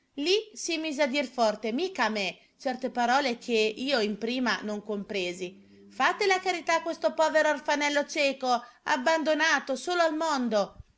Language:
Italian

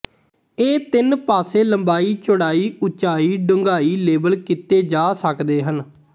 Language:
Punjabi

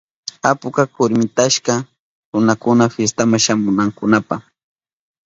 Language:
Southern Pastaza Quechua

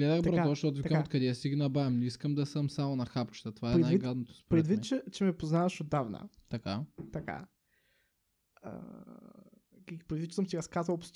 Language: Bulgarian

